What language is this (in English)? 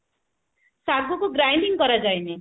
Odia